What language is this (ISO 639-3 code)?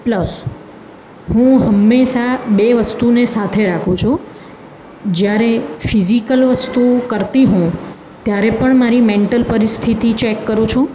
guj